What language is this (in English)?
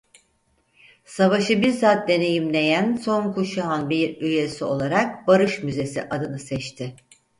Turkish